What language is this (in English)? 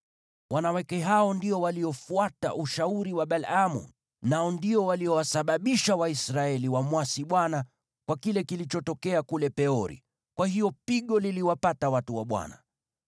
Swahili